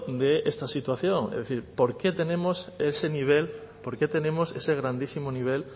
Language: Spanish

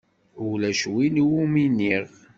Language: Kabyle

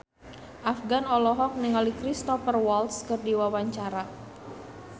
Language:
Sundanese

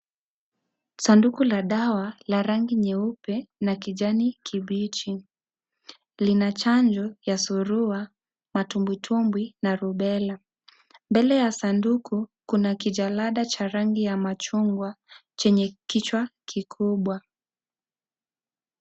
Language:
Swahili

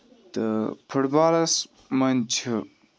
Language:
Kashmiri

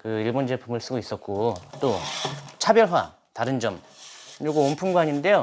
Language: Korean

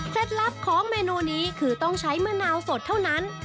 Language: Thai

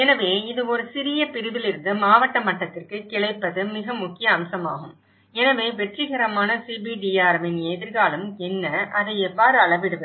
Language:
Tamil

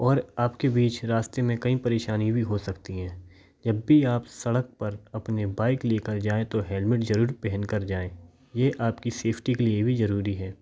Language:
Hindi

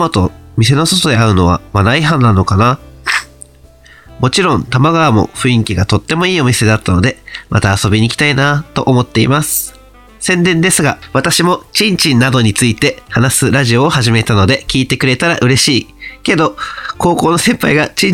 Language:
Japanese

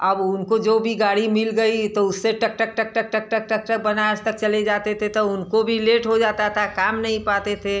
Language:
Hindi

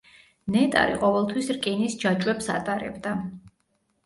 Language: Georgian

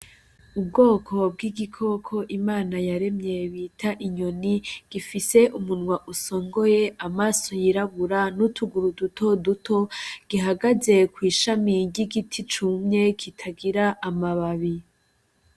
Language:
Rundi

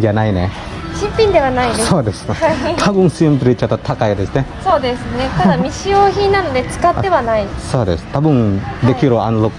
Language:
Indonesian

